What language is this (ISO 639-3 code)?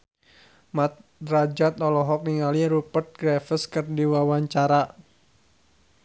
sun